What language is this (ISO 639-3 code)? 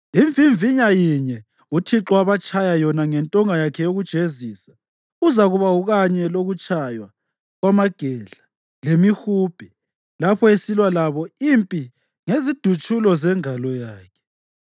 nde